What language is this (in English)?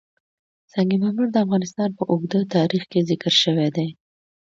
Pashto